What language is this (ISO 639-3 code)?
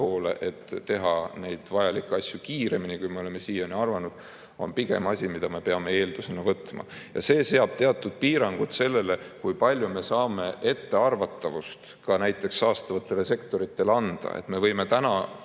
est